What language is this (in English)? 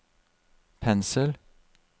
Norwegian